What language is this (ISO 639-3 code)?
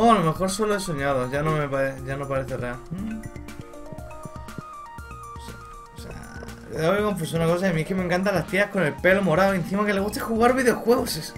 spa